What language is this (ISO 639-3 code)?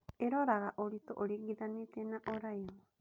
kik